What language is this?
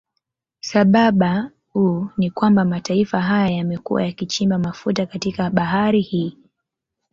Swahili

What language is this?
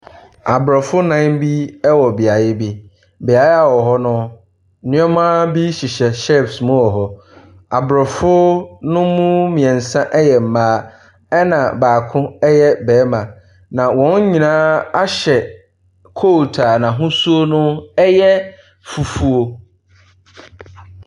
Akan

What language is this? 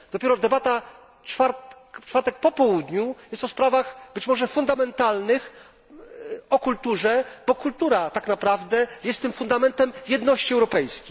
Polish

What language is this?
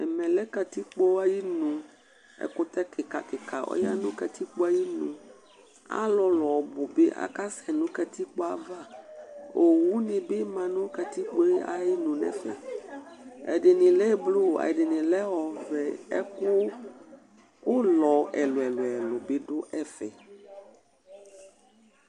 Ikposo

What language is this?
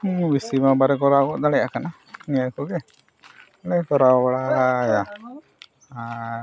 Santali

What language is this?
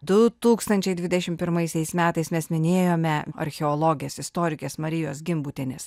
Lithuanian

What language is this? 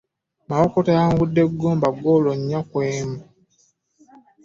Ganda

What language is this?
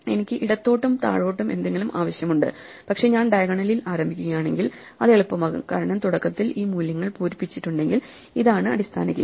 Malayalam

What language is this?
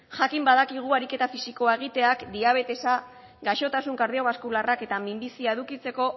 Basque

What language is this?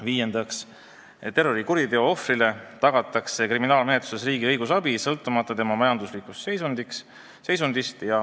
Estonian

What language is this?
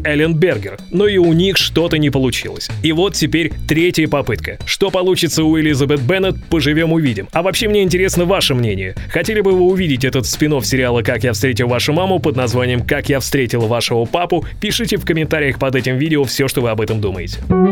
Russian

